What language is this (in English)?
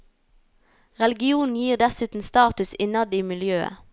Norwegian